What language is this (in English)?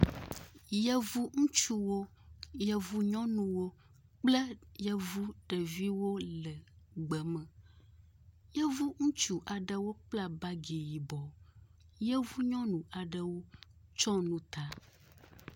Ewe